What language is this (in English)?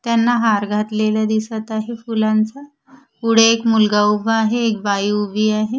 Marathi